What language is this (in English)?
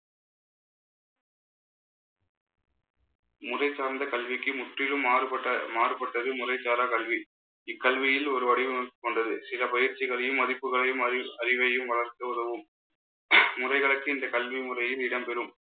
Tamil